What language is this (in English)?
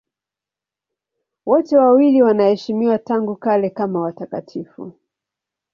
Swahili